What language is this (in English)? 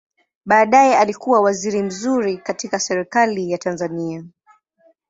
Swahili